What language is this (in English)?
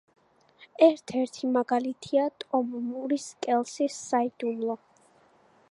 Georgian